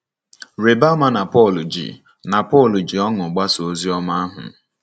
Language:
Igbo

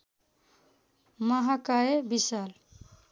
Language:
Nepali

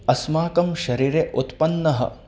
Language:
Sanskrit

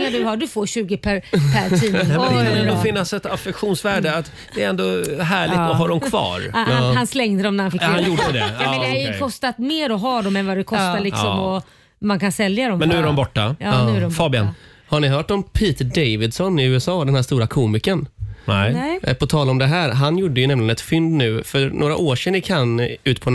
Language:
Swedish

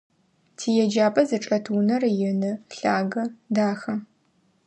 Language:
Adyghe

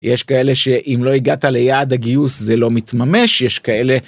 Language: Hebrew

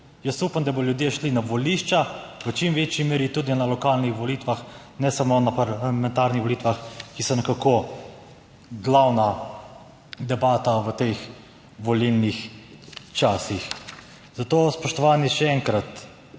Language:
Slovenian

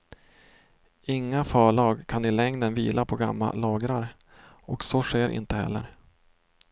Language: Swedish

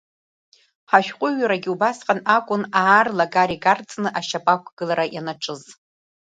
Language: Abkhazian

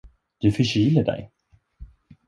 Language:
Swedish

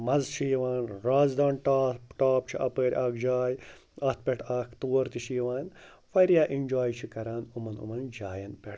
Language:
Kashmiri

